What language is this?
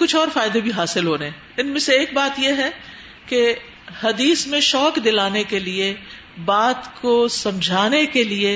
Urdu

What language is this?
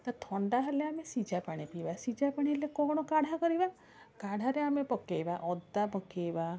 Odia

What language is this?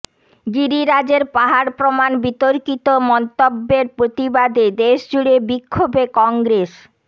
Bangla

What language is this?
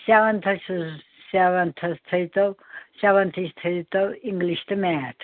Kashmiri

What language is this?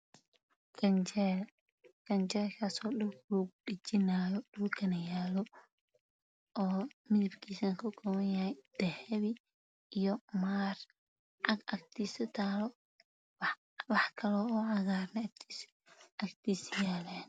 Somali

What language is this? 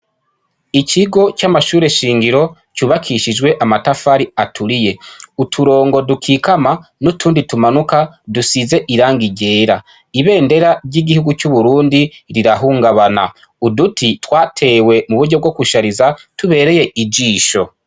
Rundi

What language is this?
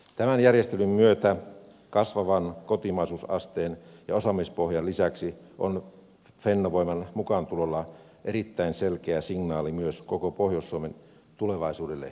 Finnish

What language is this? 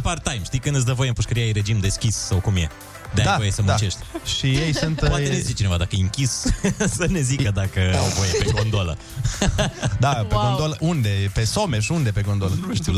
Romanian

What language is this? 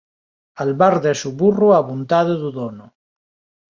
Galician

